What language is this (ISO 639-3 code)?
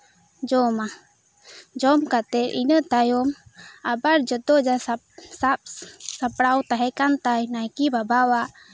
sat